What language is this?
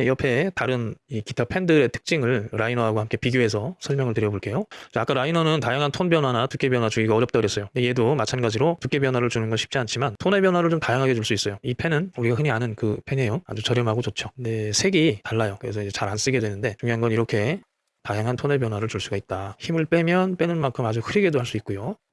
Korean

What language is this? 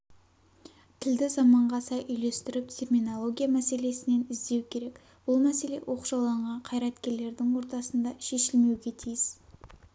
Kazakh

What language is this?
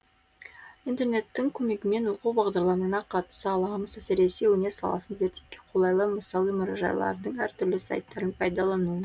Kazakh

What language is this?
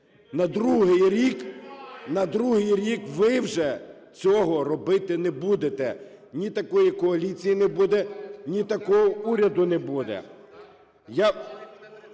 Ukrainian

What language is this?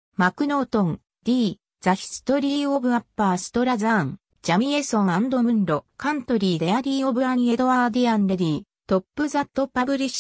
Japanese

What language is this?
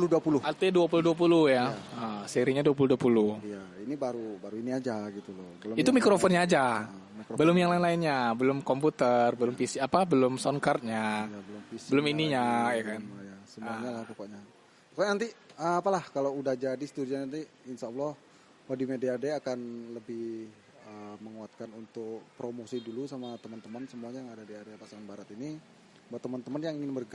Indonesian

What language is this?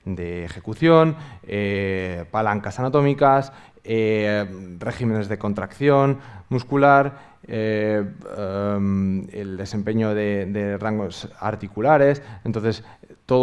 Spanish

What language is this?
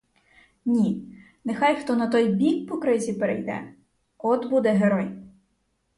Ukrainian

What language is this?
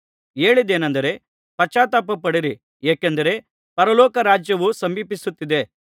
Kannada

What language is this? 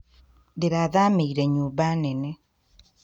Kikuyu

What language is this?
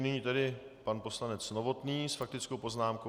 Czech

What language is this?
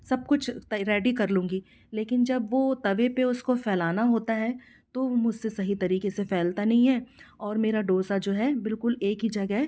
Hindi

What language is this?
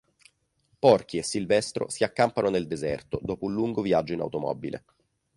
Italian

